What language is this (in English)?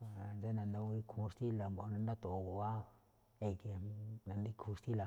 Malinaltepec Me'phaa